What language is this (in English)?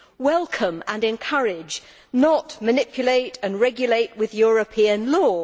English